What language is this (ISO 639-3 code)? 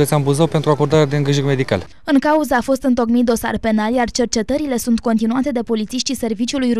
ron